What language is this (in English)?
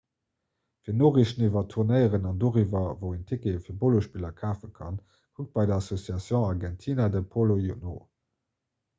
Luxembourgish